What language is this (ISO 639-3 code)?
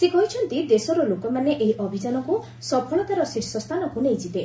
ori